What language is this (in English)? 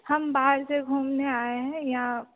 Hindi